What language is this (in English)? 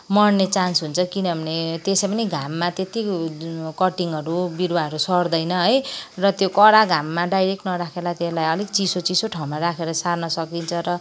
Nepali